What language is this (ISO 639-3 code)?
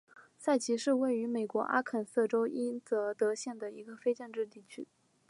zho